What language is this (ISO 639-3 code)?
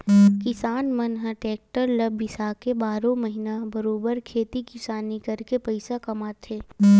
hne